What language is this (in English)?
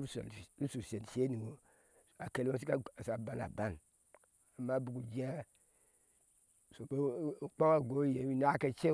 Ashe